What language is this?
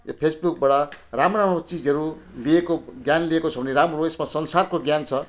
Nepali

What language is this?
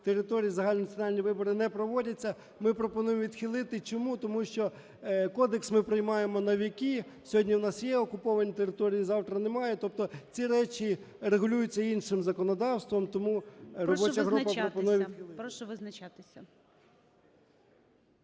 Ukrainian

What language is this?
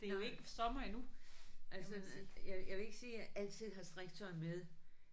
Danish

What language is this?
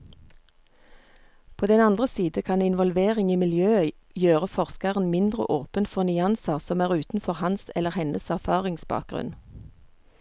Norwegian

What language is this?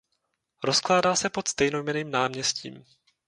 Czech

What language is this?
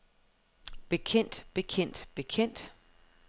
Danish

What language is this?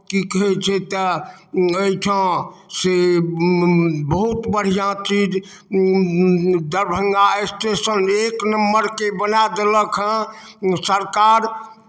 Maithili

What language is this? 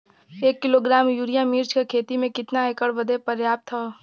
Bhojpuri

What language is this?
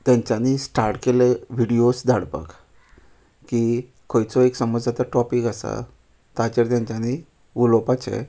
Konkani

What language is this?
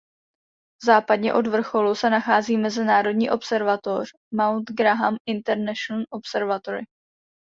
Czech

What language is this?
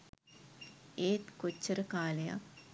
Sinhala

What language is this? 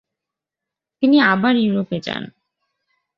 Bangla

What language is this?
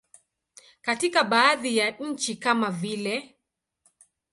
Swahili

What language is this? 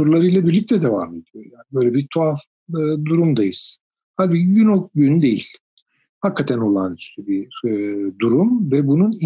Turkish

